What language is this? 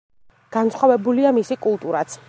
Georgian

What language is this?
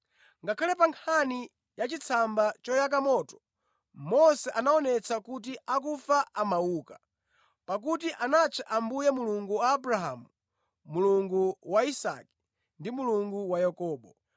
Nyanja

